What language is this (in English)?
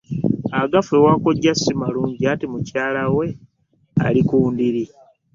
Ganda